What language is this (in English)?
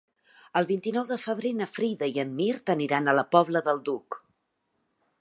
Catalan